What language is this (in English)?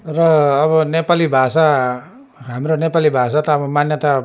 Nepali